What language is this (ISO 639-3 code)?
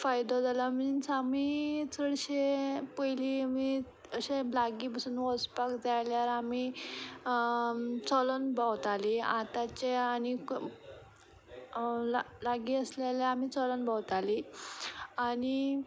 kok